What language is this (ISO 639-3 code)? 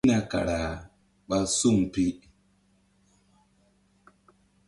mdd